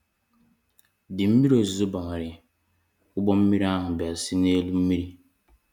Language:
Igbo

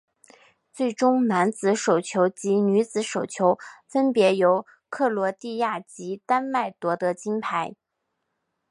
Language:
Chinese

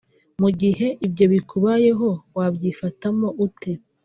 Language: Kinyarwanda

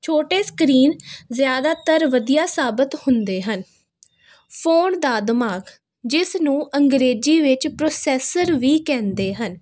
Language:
Punjabi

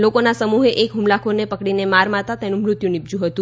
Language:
Gujarati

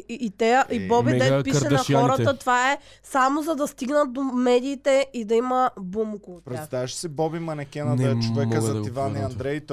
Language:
Bulgarian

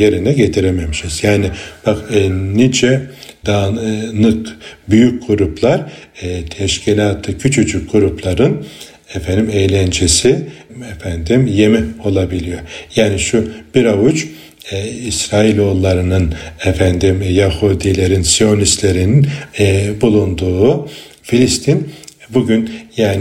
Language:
Turkish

